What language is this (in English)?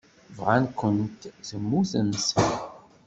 Kabyle